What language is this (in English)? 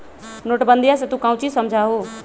Magahi